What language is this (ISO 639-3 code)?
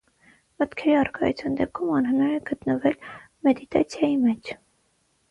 hye